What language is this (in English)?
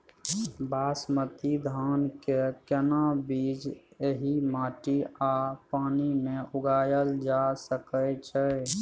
Maithili